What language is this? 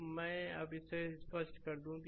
Hindi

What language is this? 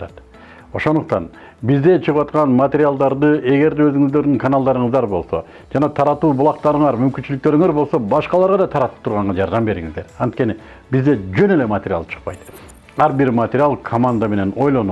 Turkish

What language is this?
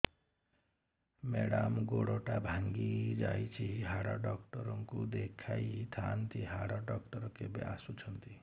Odia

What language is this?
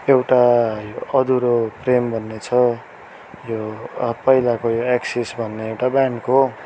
Nepali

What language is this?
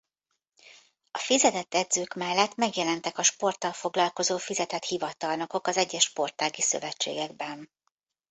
Hungarian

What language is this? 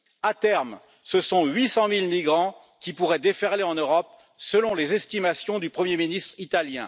French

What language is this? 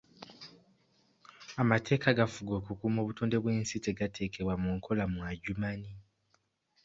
Ganda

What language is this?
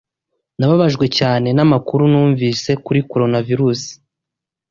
Kinyarwanda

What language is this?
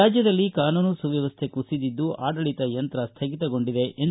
Kannada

